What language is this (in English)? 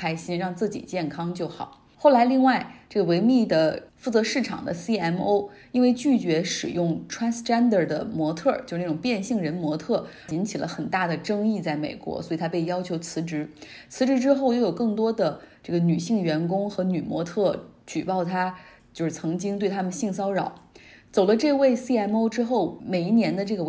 Chinese